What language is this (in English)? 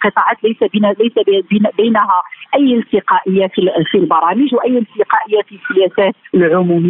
Arabic